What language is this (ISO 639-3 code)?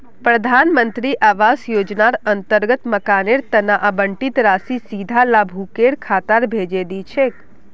mag